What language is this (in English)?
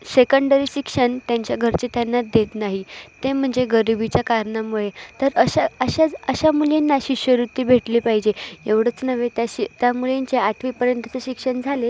Marathi